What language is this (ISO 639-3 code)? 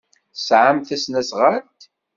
kab